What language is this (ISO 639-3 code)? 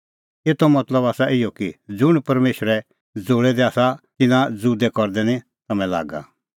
kfx